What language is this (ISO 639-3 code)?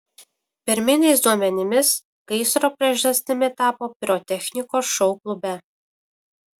lit